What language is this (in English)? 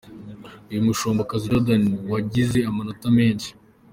Kinyarwanda